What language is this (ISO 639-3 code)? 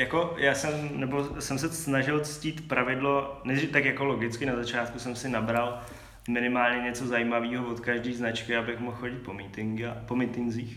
ces